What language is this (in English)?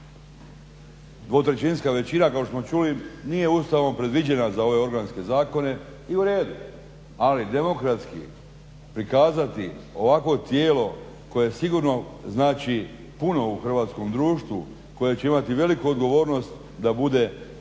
Croatian